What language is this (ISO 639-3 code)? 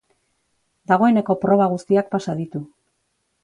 eus